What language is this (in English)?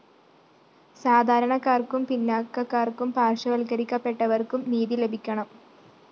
Malayalam